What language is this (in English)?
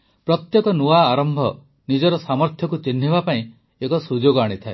Odia